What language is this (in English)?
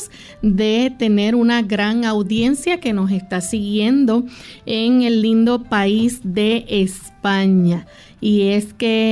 Spanish